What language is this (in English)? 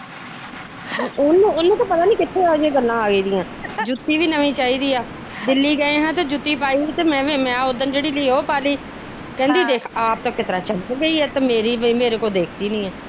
Punjabi